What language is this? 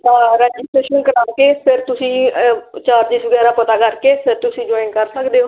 Punjabi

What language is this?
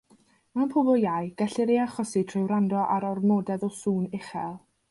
Welsh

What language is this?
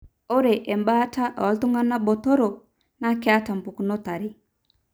Masai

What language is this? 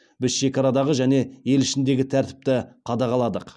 Kazakh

